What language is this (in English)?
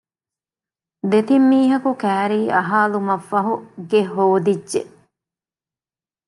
Divehi